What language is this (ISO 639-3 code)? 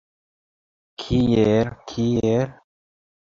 epo